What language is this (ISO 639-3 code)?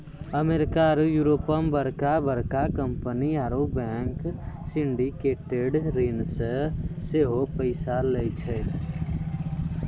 mai